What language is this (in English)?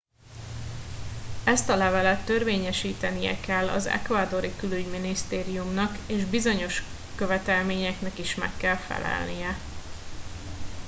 Hungarian